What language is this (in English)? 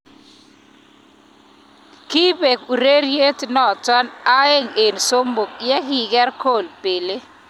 Kalenjin